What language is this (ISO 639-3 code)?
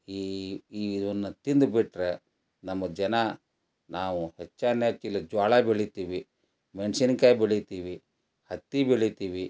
kan